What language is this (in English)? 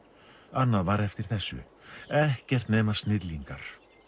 Icelandic